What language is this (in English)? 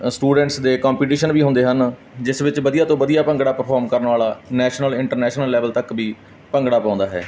Punjabi